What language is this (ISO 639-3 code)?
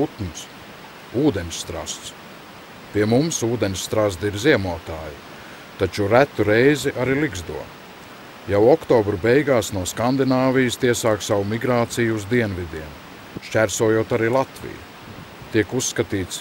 lav